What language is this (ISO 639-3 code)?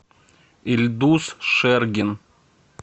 rus